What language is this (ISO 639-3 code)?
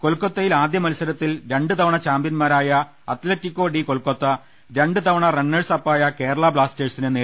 mal